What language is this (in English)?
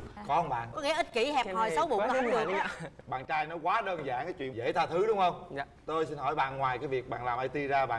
Vietnamese